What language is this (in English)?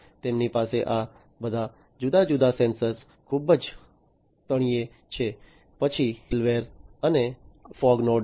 Gujarati